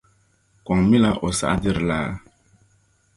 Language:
Dagbani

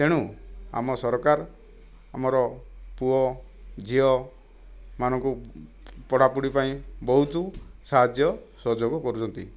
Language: Odia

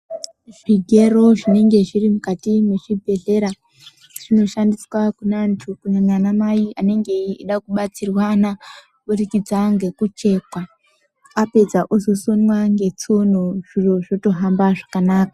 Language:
Ndau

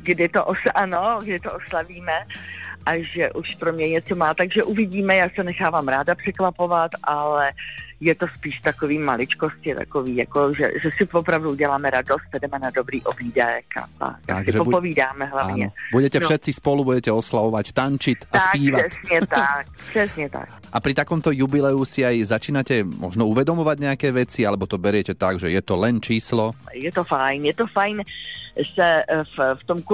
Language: Slovak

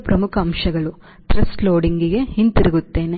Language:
Kannada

